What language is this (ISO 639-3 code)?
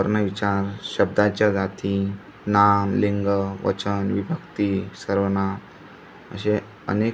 mar